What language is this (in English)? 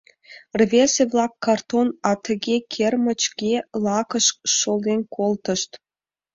Mari